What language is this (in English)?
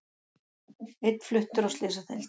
Icelandic